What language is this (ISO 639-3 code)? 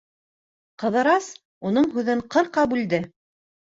bak